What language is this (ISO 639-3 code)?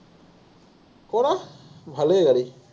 asm